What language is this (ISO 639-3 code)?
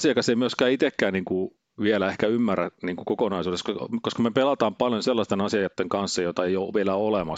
fin